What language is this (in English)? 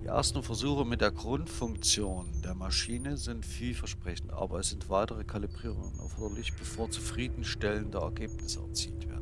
German